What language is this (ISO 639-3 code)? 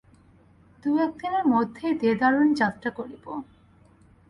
ben